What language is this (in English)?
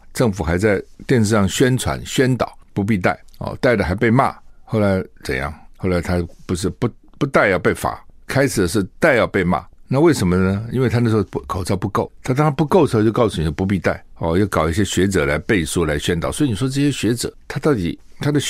Chinese